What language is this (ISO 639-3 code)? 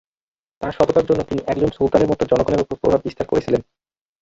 ben